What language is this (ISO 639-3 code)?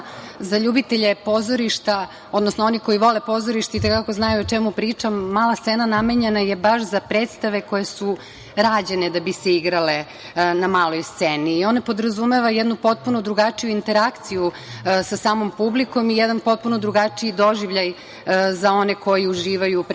srp